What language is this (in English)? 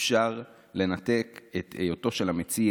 Hebrew